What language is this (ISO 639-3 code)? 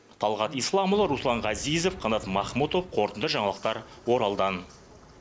kaz